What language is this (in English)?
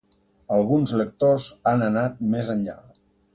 Catalan